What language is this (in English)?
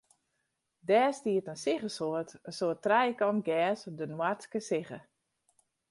Western Frisian